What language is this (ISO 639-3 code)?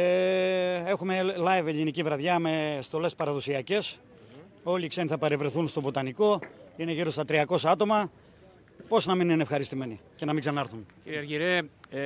ell